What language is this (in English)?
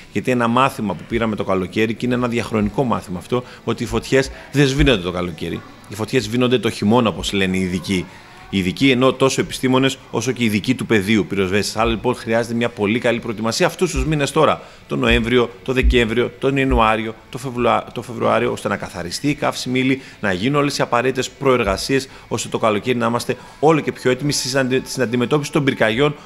Greek